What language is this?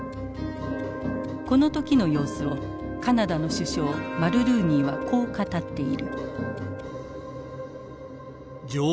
Japanese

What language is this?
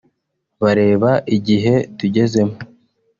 Kinyarwanda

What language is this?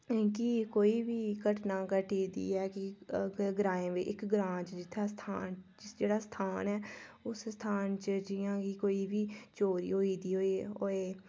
Dogri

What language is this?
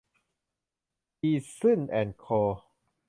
Thai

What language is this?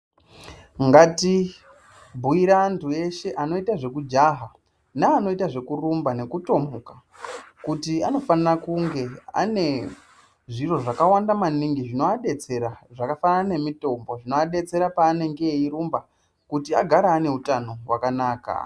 Ndau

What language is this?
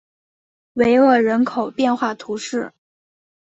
Chinese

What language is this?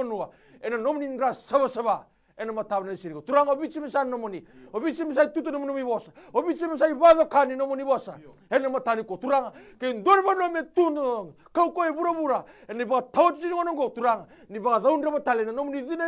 French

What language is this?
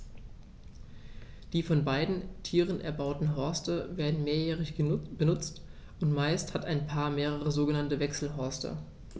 German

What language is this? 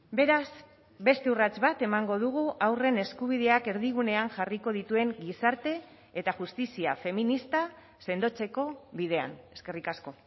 Basque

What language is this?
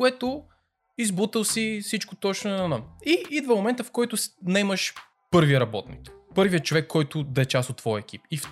Bulgarian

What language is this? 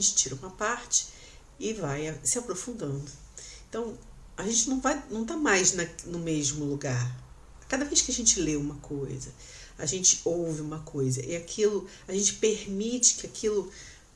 Portuguese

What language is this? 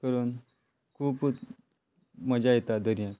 Konkani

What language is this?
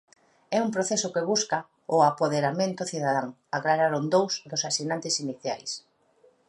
Galician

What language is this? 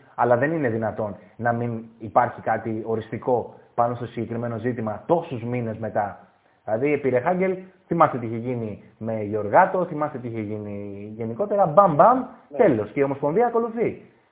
Greek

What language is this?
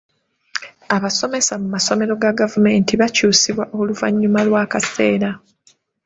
Ganda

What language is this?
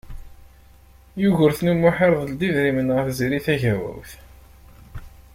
Kabyle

